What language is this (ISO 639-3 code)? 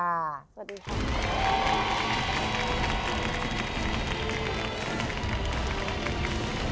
tha